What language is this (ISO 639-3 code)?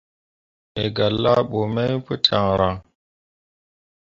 mua